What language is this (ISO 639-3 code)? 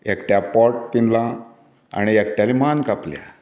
kok